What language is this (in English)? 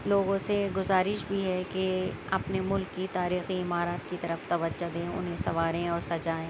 Urdu